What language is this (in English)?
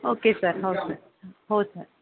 Marathi